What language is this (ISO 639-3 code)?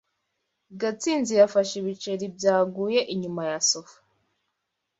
kin